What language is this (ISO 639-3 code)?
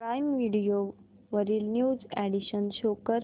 mar